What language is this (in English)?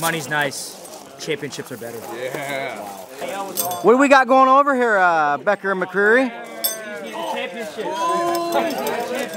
English